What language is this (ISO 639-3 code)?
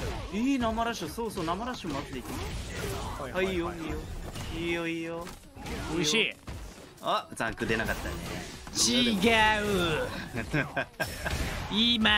jpn